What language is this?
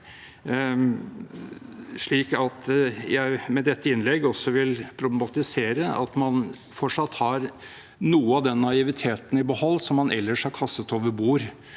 Norwegian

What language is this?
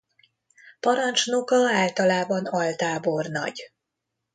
Hungarian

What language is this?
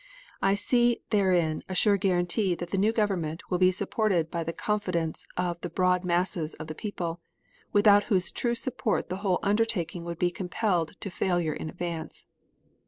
English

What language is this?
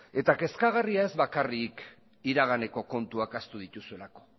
Basque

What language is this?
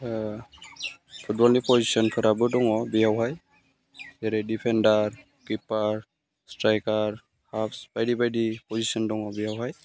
Bodo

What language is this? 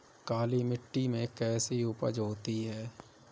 Hindi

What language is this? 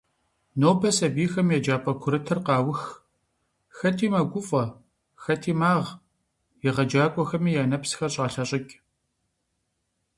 Kabardian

